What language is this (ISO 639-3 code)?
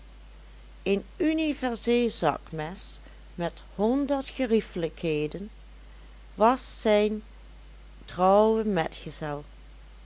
nld